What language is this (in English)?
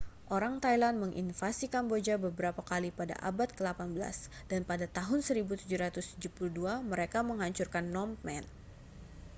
Indonesian